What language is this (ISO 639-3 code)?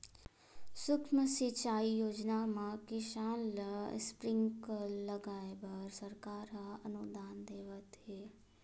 hne